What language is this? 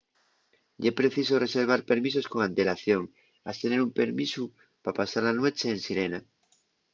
Asturian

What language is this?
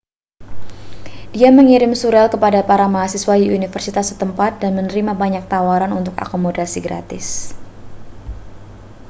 Indonesian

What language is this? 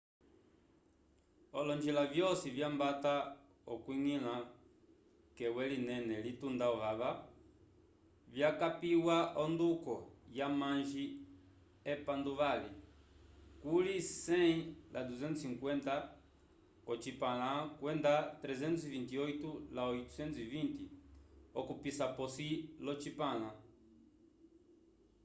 Umbundu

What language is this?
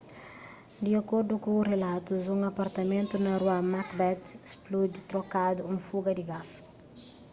Kabuverdianu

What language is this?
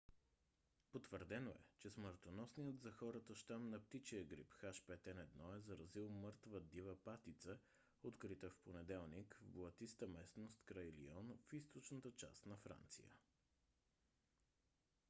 Bulgarian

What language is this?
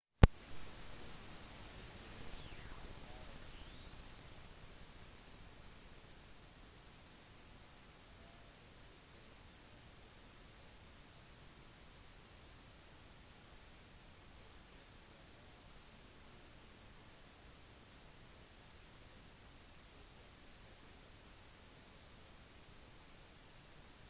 Norwegian Bokmål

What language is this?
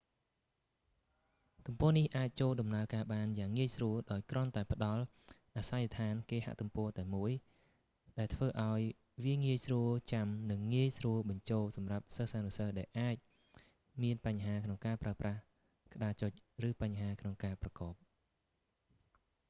Khmer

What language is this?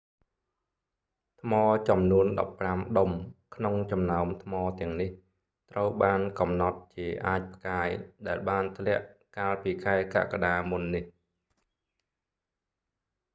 Khmer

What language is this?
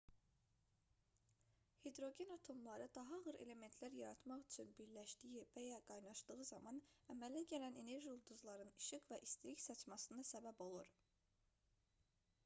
Azerbaijani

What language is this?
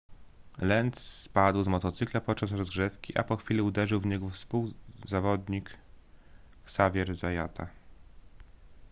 Polish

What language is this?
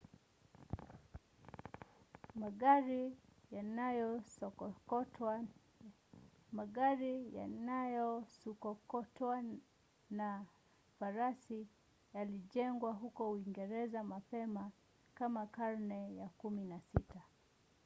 Swahili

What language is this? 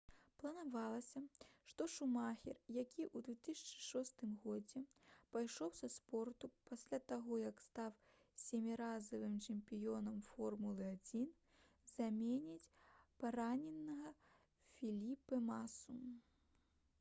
Belarusian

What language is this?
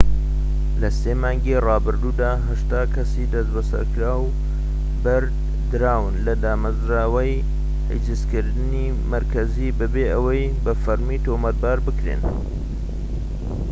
Central Kurdish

